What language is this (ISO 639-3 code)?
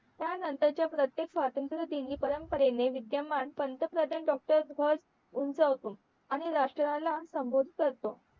mar